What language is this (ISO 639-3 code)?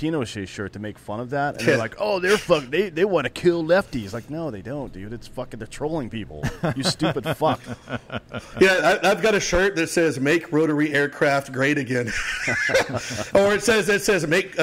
eng